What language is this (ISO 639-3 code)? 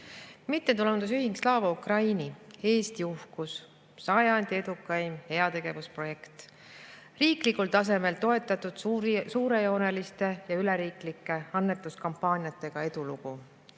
est